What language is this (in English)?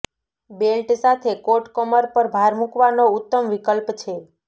Gujarati